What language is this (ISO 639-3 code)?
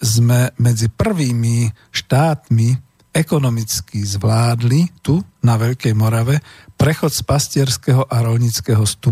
slk